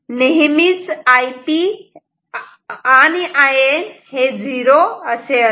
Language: Marathi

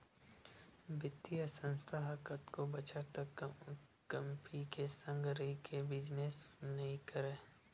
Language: Chhattisgarhi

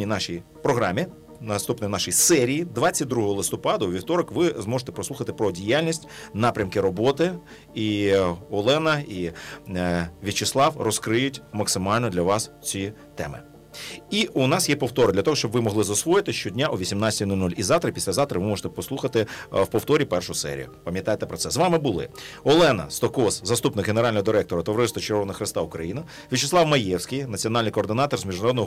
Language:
Ukrainian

